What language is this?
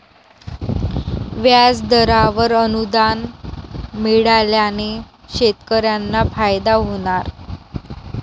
Marathi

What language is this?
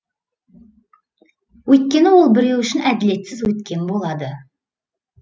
Kazakh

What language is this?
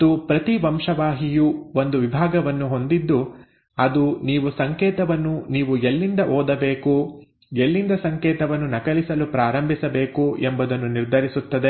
Kannada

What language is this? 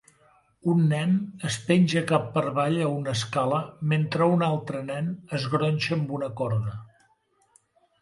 Catalan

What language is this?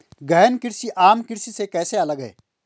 Hindi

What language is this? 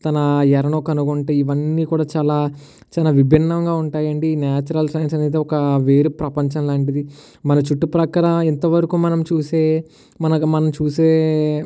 Telugu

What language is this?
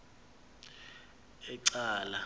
Xhosa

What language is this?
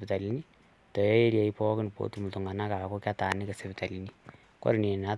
Masai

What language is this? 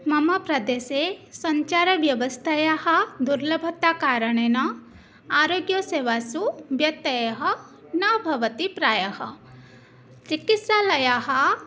Sanskrit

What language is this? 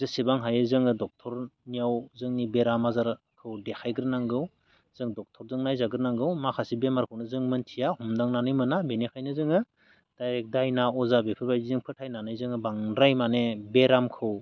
Bodo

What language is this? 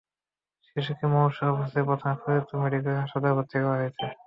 Bangla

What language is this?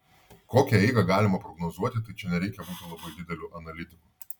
Lithuanian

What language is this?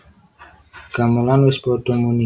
Javanese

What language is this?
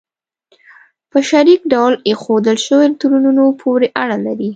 Pashto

